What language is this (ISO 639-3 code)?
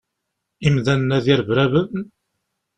kab